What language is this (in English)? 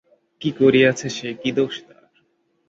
Bangla